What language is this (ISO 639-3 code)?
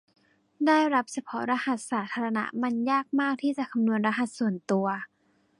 tha